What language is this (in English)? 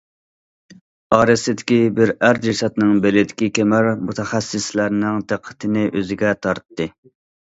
Uyghur